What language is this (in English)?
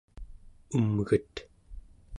Central Yupik